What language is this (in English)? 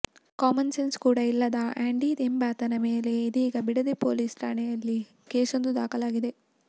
Kannada